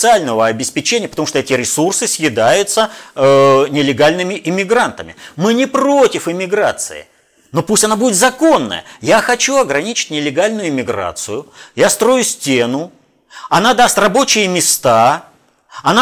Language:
Russian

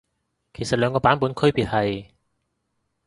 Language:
Cantonese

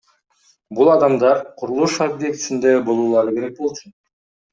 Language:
Kyrgyz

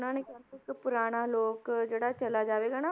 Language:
Punjabi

